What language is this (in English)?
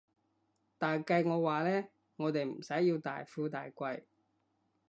Cantonese